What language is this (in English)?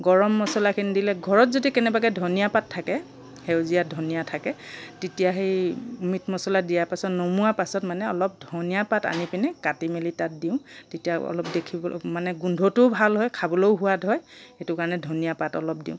Assamese